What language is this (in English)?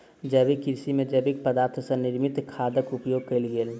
Maithili